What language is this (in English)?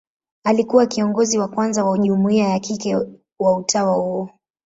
Swahili